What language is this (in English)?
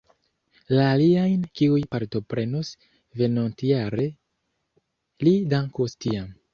Esperanto